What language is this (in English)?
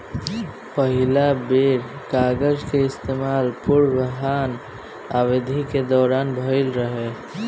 Bhojpuri